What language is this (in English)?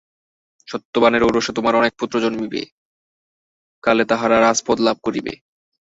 Bangla